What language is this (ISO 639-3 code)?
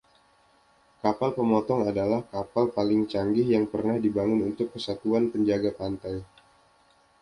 ind